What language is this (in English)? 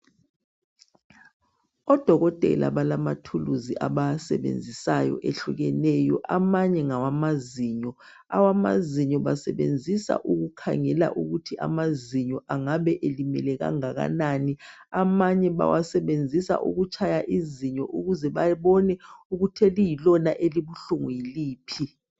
North Ndebele